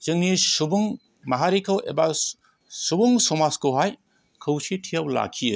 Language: Bodo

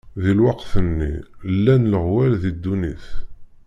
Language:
Kabyle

